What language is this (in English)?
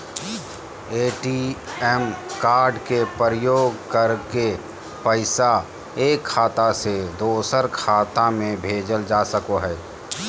Magahi